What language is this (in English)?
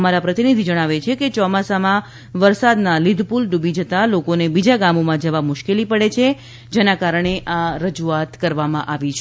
Gujarati